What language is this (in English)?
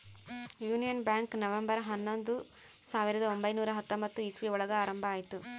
Kannada